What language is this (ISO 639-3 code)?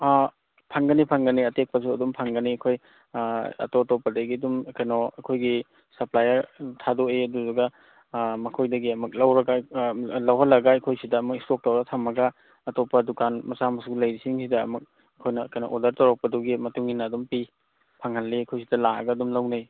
mni